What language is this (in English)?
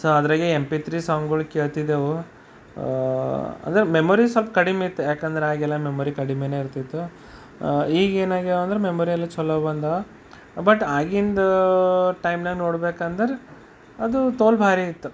Kannada